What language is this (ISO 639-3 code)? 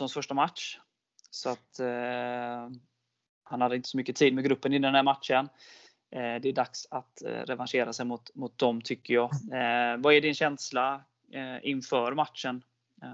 swe